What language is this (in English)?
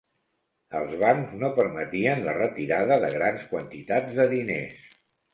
Catalan